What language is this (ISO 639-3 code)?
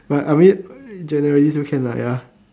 eng